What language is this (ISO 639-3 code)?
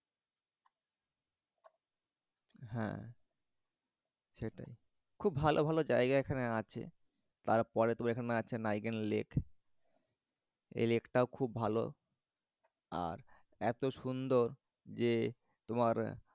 ben